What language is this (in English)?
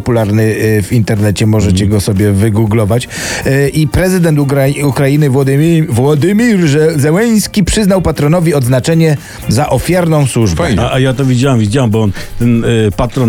Polish